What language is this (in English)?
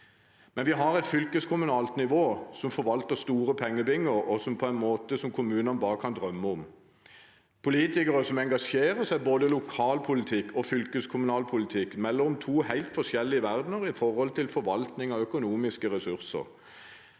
Norwegian